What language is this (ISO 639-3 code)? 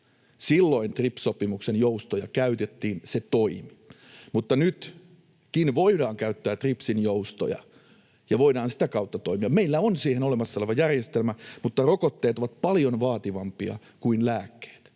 fin